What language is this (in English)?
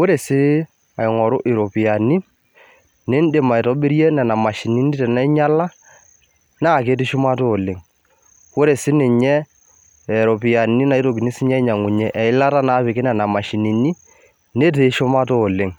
Masai